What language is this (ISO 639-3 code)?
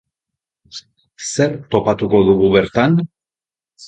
eus